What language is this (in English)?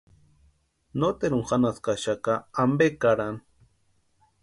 Western Highland Purepecha